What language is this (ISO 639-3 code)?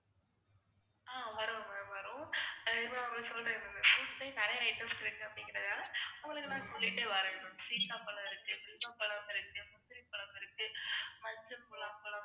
tam